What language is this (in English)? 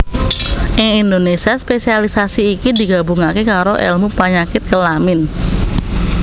Javanese